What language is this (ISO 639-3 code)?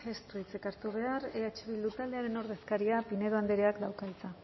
eus